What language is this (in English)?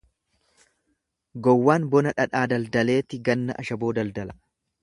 Oromo